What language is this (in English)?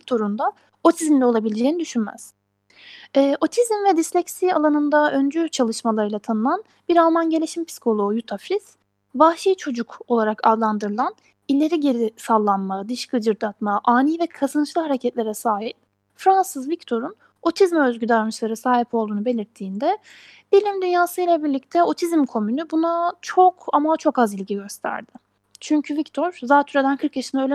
Turkish